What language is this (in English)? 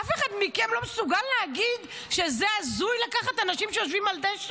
Hebrew